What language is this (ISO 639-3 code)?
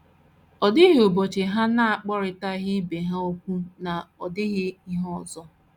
ibo